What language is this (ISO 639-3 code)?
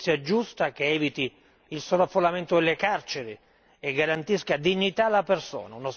ita